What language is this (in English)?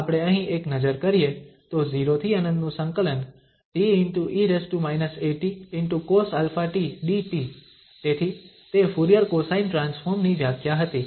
Gujarati